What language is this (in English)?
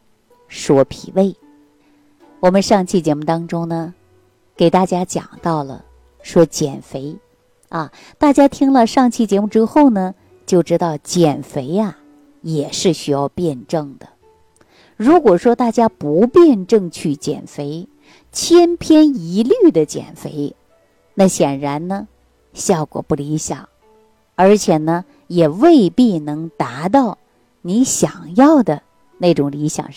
Chinese